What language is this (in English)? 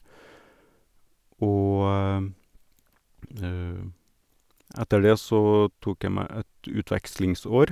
Norwegian